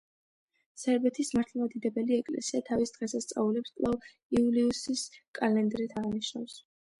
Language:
Georgian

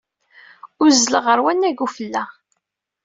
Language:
Kabyle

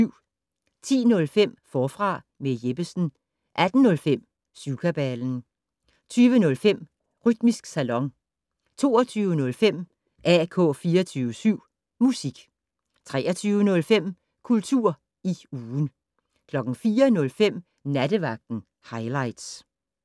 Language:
Danish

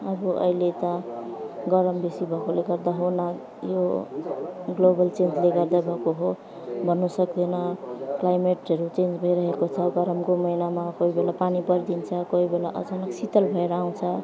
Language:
Nepali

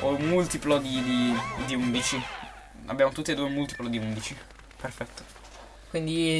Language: Italian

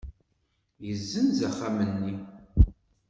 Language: Kabyle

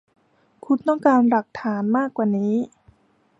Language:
Thai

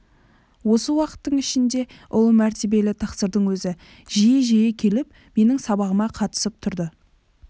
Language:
Kazakh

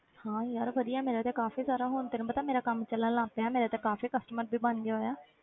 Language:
Punjabi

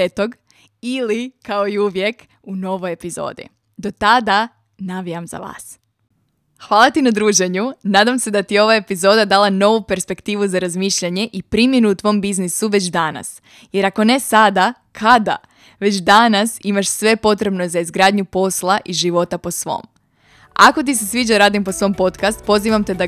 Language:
Croatian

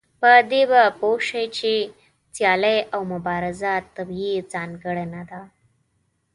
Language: Pashto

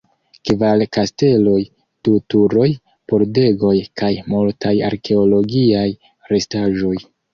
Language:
Esperanto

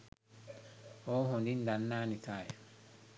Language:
Sinhala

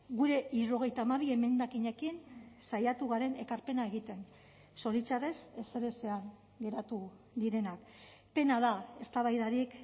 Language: Basque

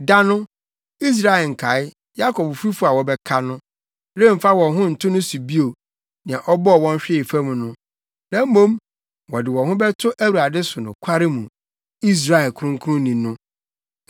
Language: Akan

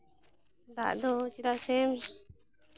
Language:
Santali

